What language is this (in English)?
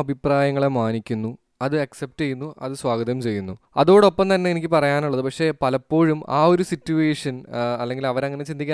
Malayalam